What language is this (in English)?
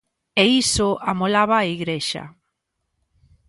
Galician